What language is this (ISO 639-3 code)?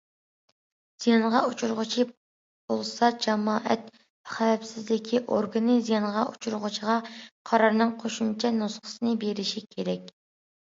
uig